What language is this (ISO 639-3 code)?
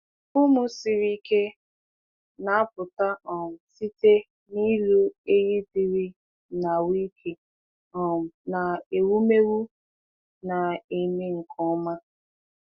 ibo